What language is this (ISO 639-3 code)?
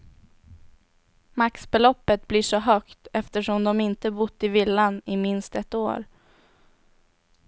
swe